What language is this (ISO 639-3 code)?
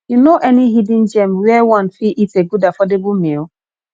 pcm